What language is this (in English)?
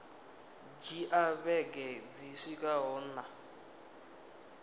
Venda